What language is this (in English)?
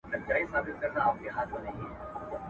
Pashto